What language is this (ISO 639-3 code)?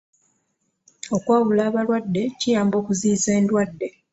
lug